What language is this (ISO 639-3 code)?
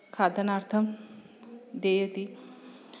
san